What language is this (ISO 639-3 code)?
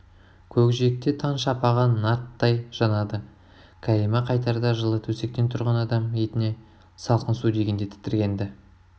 kaz